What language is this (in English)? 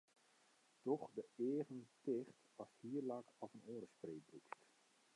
Western Frisian